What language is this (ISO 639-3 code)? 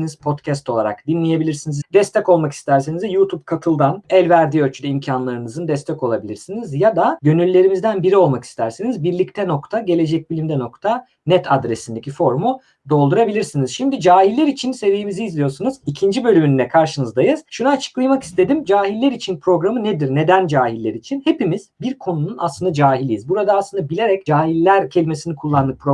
tur